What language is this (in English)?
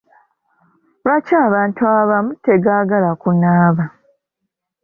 Ganda